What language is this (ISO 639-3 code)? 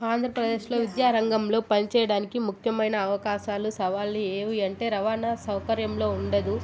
tel